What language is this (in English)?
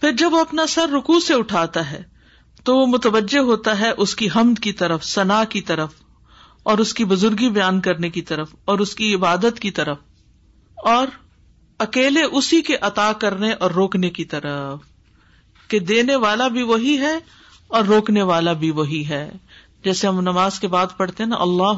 Urdu